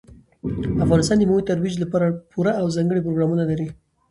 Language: Pashto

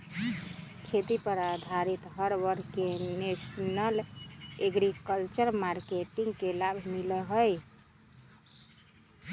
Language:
Magahi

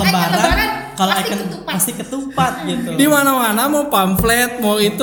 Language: Indonesian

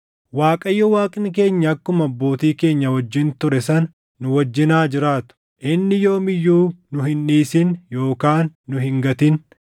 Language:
Oromo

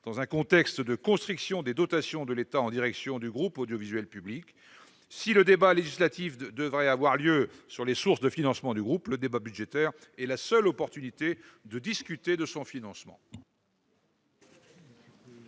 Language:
French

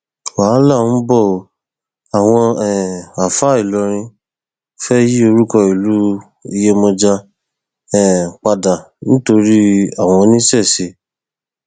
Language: Yoruba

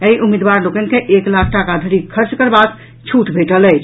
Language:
Maithili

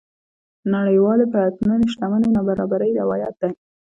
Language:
Pashto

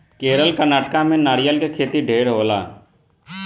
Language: Bhojpuri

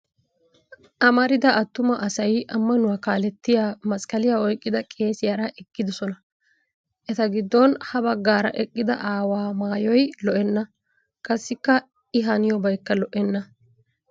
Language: Wolaytta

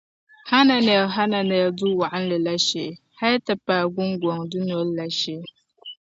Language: Dagbani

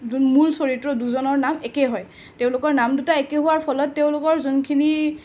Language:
Assamese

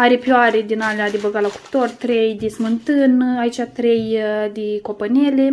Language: Romanian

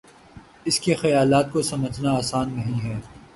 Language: Urdu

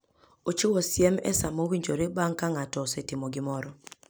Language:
Luo (Kenya and Tanzania)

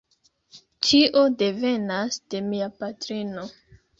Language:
Esperanto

